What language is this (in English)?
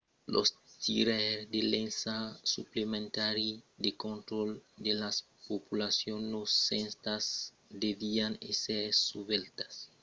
Occitan